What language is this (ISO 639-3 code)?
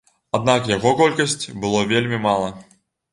bel